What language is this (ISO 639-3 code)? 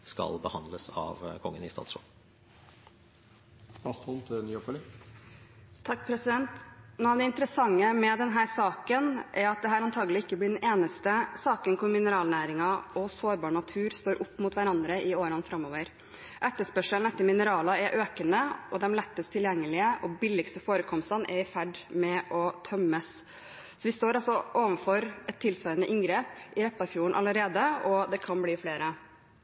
nob